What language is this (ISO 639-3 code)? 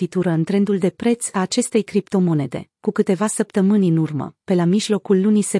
ron